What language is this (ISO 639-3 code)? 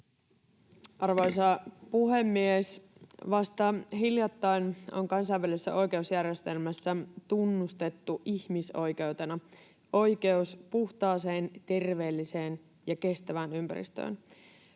fin